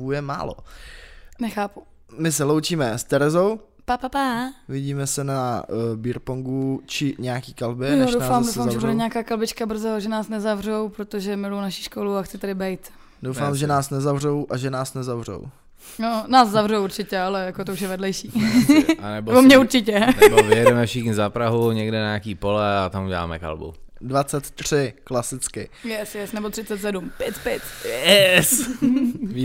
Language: Czech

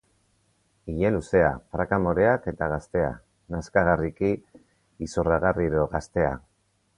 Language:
Basque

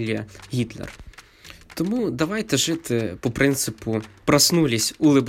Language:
Ukrainian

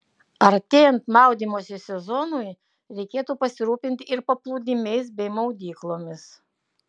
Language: Lithuanian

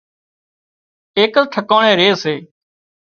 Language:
Wadiyara Koli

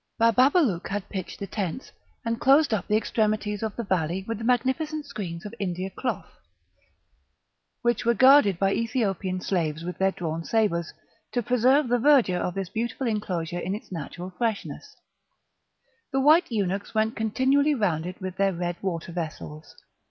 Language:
English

